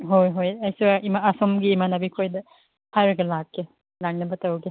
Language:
Manipuri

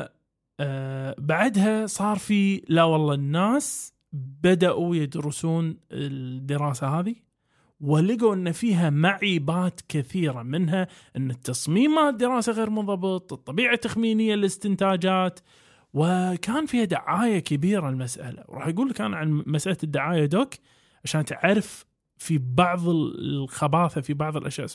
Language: Arabic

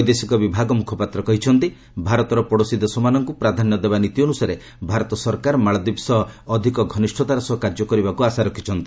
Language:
Odia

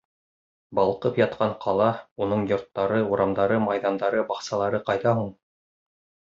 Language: Bashkir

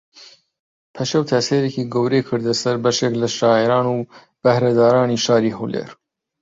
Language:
Central Kurdish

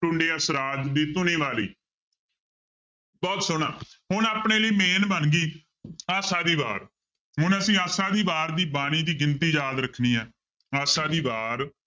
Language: Punjabi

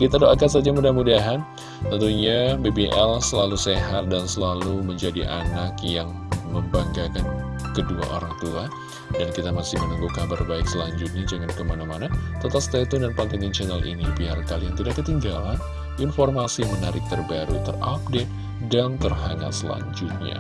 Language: Indonesian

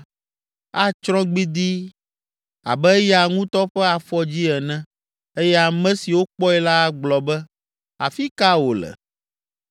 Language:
Ewe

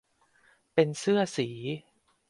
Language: Thai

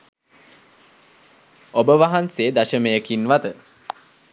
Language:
Sinhala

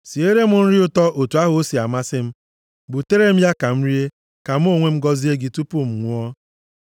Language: Igbo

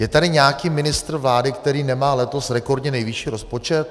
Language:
Czech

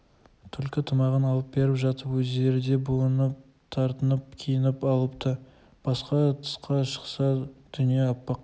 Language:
Kazakh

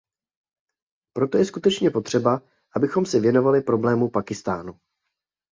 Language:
Czech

